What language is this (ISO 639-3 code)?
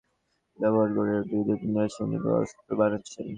ben